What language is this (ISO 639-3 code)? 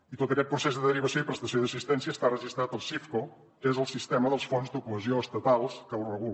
cat